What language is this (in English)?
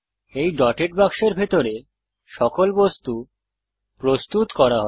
Bangla